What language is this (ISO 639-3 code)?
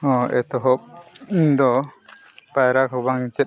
sat